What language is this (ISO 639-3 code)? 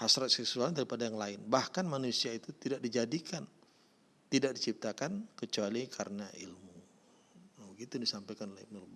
ind